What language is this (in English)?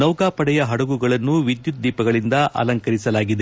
Kannada